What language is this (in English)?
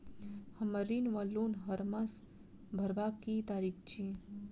Maithili